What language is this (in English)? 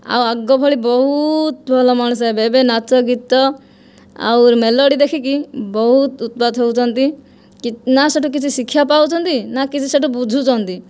Odia